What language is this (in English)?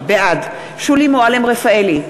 Hebrew